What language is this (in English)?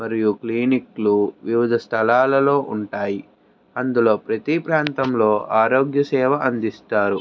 Telugu